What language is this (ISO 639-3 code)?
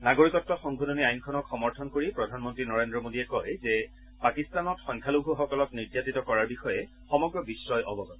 asm